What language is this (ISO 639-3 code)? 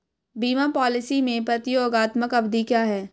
hin